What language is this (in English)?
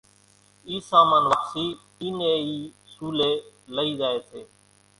Kachi Koli